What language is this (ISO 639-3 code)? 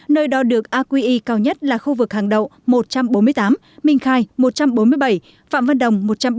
vie